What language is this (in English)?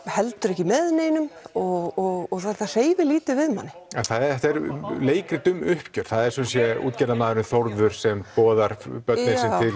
Icelandic